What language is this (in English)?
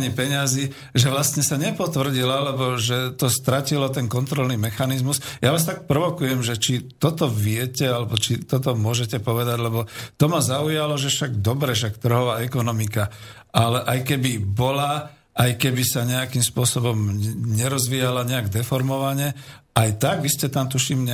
Slovak